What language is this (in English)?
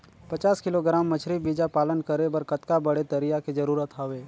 Chhattisgarhi